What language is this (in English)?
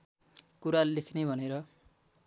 Nepali